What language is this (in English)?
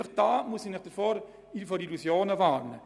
Swiss German